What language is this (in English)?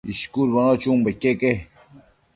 Matsés